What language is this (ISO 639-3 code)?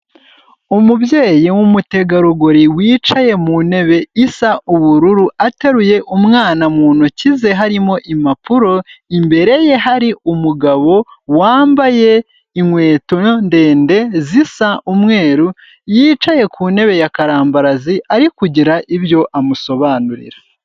kin